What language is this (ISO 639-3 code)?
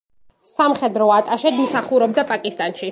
kat